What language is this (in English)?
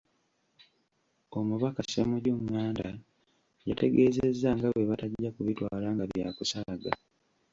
Ganda